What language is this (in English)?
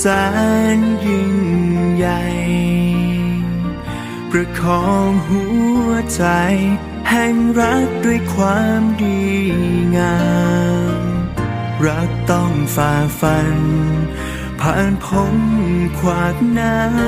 Thai